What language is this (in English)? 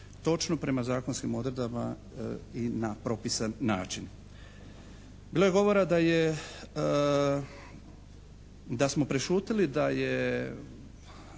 Croatian